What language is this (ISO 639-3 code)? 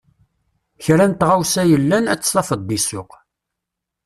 kab